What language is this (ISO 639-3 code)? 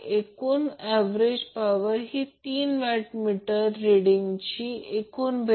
mar